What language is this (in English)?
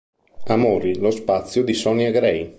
Italian